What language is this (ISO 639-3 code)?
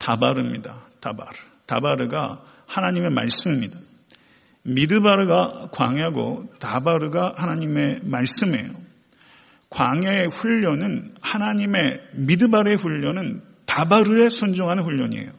kor